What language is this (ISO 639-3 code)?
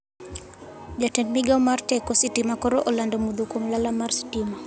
luo